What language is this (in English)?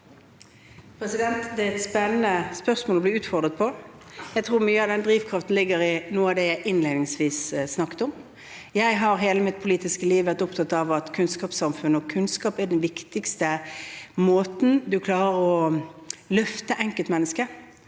Norwegian